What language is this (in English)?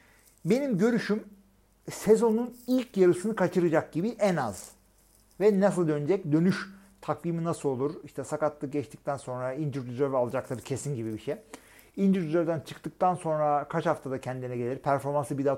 Turkish